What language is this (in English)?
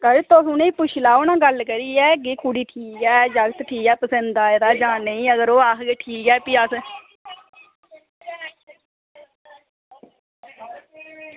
Dogri